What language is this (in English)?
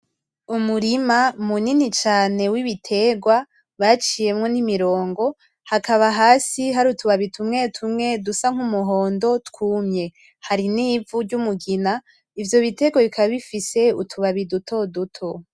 Rundi